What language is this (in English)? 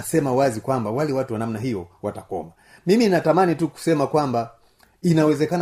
Swahili